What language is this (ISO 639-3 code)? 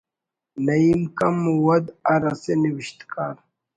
brh